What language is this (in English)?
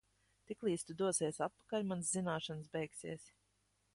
Latvian